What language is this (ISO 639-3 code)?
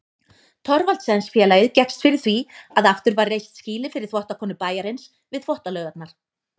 isl